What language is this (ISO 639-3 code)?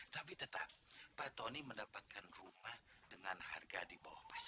ind